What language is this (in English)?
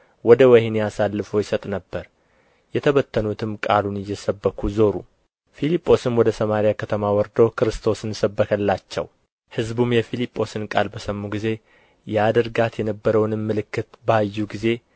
Amharic